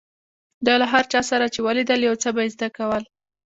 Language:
Pashto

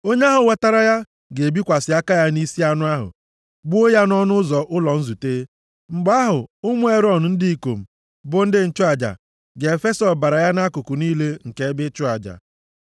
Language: Igbo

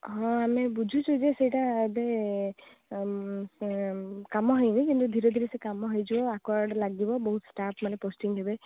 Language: Odia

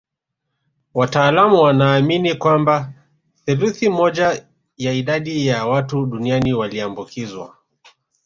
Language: Swahili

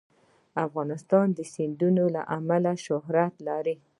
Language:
Pashto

